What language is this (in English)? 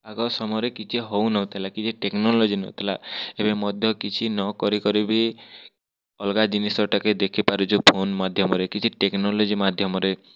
Odia